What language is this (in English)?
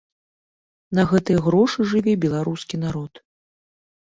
Belarusian